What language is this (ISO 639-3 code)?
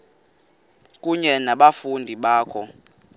xho